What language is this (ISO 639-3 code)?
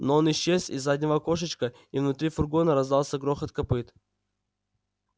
rus